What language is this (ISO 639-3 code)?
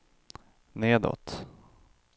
swe